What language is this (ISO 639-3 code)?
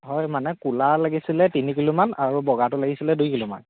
asm